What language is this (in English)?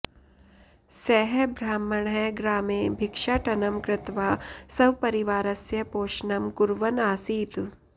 Sanskrit